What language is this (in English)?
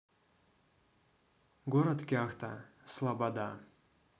Russian